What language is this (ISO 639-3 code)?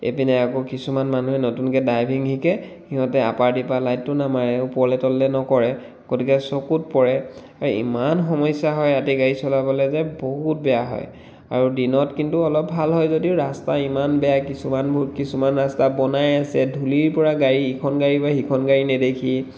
asm